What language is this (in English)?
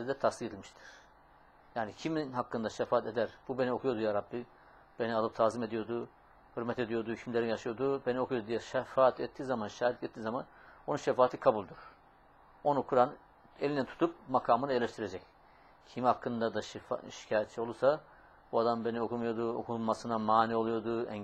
Turkish